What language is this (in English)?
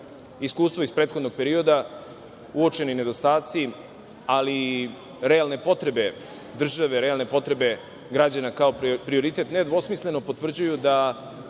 Serbian